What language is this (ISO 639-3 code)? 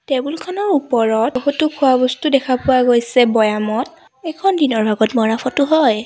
asm